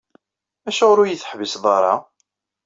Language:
Kabyle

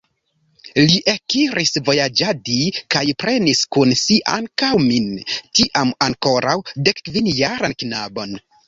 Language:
Esperanto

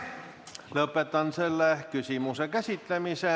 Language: Estonian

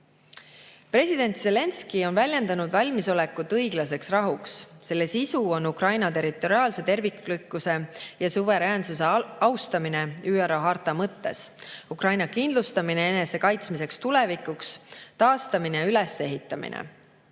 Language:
Estonian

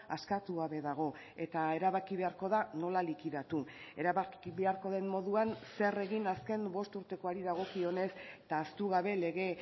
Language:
Basque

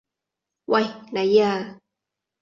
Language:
Cantonese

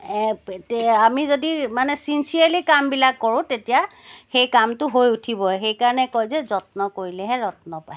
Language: Assamese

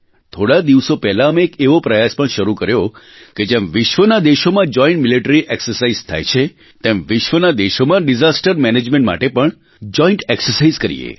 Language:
Gujarati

